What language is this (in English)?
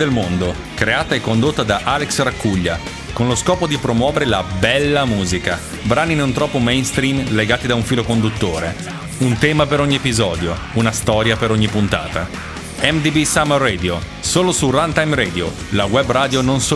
Italian